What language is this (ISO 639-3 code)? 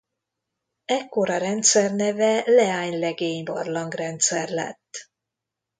hun